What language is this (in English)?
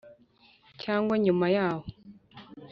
Kinyarwanda